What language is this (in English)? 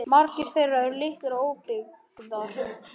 Icelandic